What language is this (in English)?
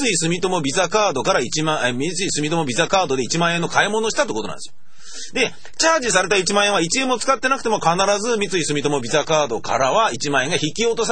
Japanese